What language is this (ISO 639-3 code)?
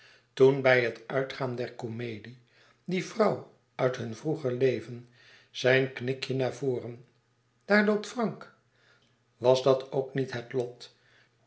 nld